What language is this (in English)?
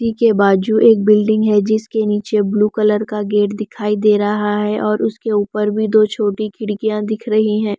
Hindi